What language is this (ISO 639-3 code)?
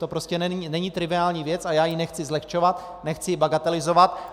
ces